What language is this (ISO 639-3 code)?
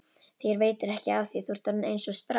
isl